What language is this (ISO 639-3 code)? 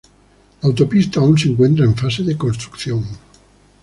spa